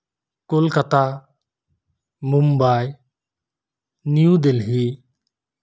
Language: Santali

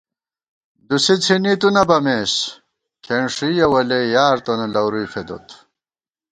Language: Gawar-Bati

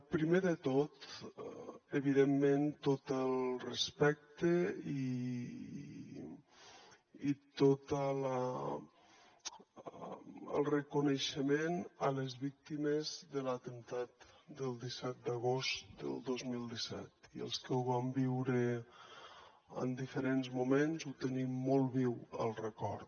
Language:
Catalan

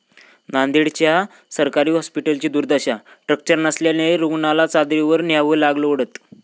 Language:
Marathi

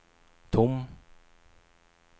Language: Swedish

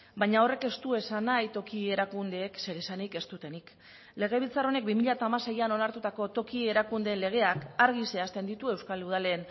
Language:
Basque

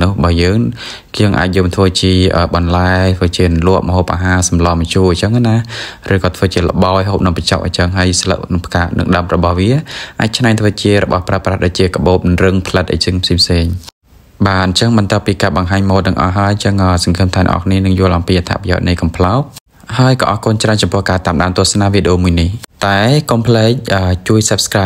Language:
Thai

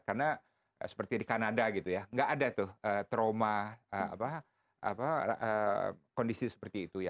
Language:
Indonesian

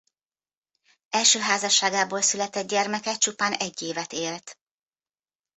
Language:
Hungarian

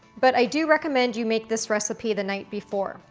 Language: English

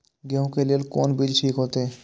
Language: Maithili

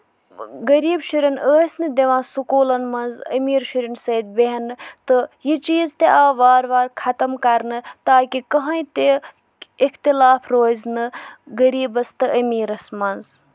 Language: Kashmiri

